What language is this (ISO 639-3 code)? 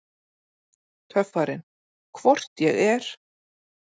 isl